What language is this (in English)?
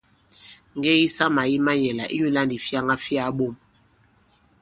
Bankon